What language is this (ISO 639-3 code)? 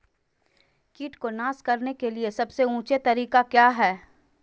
mag